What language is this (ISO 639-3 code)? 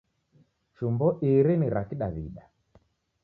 dav